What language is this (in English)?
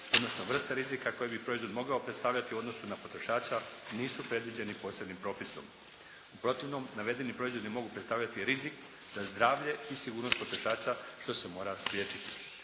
Croatian